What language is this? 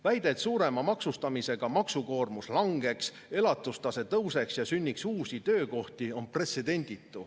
Estonian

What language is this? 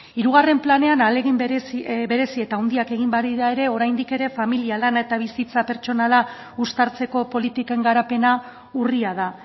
Basque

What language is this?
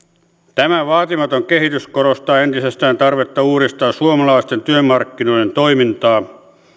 Finnish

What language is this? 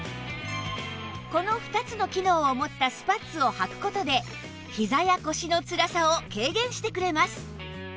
Japanese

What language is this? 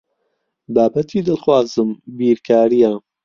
Central Kurdish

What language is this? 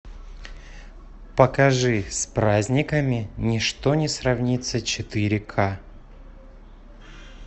Russian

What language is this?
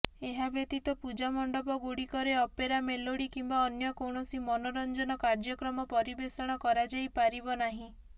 Odia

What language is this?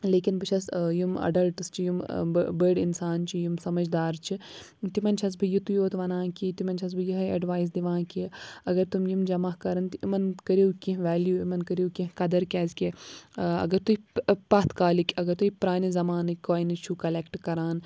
Kashmiri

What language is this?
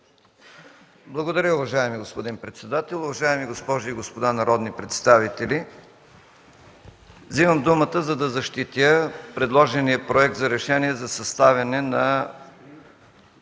Bulgarian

